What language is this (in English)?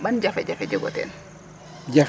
Serer